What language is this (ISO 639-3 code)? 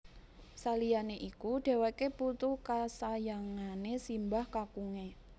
jav